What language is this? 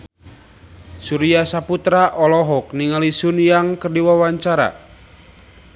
Sundanese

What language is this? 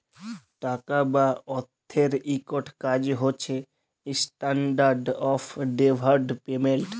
Bangla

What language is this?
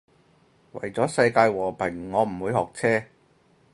Cantonese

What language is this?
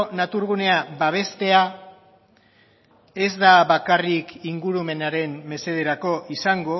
Basque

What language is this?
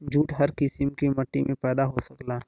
Bhojpuri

